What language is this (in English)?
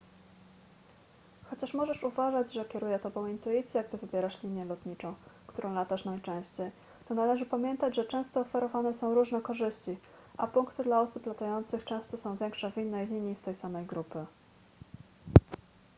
Polish